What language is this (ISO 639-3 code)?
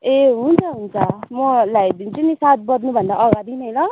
nep